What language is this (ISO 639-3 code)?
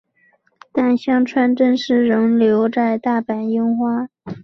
zho